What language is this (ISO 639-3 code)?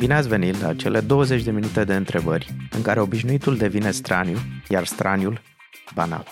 ron